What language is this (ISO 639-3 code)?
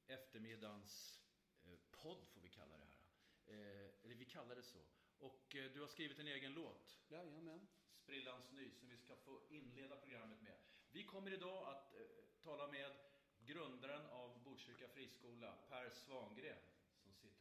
swe